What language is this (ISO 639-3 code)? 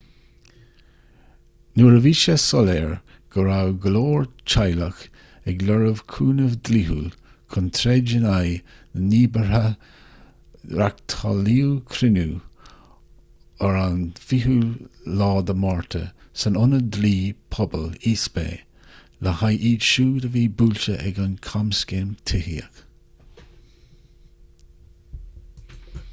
gle